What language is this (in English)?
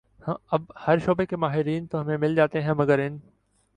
Urdu